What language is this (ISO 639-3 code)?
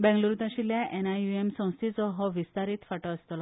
kok